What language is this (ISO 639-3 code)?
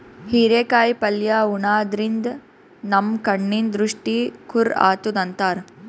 kan